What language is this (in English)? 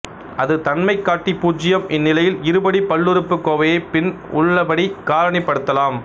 Tamil